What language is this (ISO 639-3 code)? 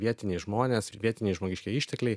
lit